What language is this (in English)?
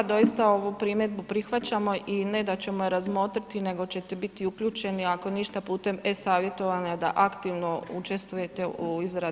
Croatian